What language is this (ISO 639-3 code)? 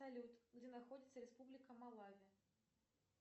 rus